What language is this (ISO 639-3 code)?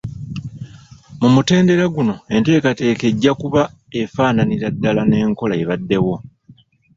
lug